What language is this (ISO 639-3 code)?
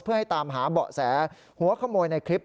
tha